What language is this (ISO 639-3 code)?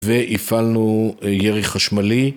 heb